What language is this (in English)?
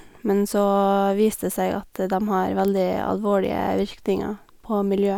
Norwegian